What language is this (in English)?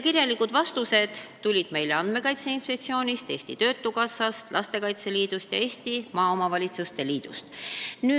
Estonian